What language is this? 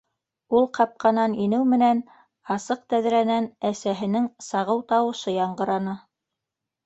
Bashkir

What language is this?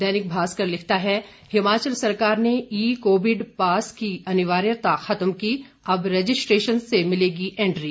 Hindi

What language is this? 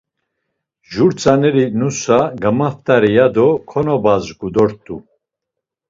Laz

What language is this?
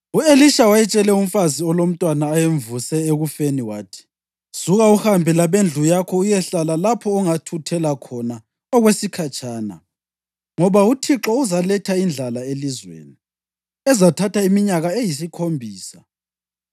North Ndebele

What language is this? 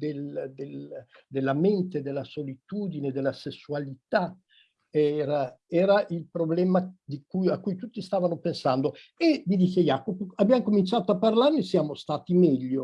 Italian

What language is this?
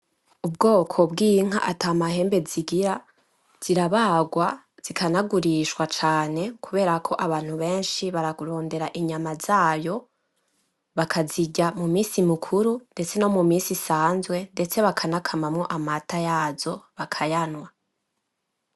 Rundi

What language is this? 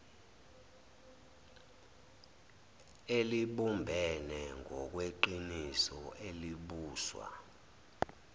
Zulu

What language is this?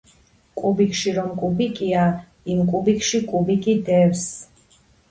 Georgian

